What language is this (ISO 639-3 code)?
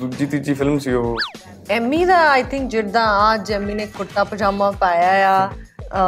pan